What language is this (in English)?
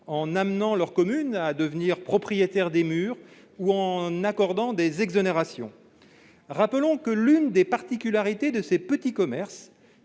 French